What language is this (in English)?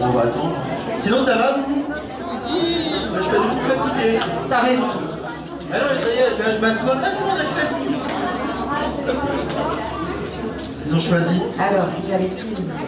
French